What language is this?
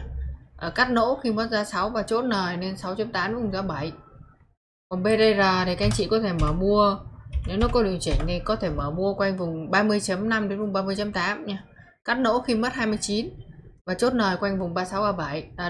Vietnamese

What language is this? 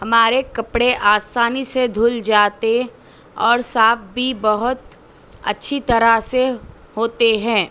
Urdu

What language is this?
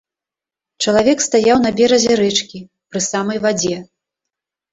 Belarusian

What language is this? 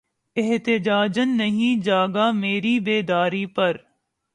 Urdu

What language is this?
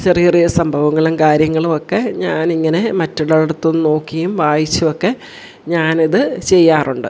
Malayalam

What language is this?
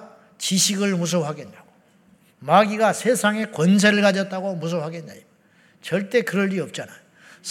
Korean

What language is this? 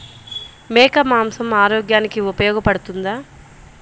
Telugu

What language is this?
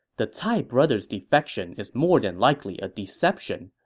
English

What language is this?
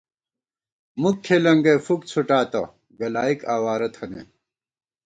Gawar-Bati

